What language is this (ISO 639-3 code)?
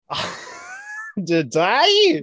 eng